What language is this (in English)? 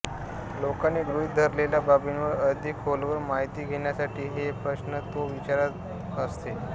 Marathi